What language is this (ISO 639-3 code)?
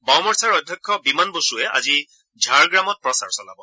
asm